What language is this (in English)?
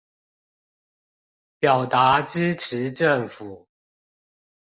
Chinese